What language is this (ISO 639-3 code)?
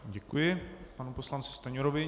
ces